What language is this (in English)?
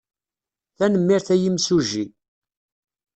Kabyle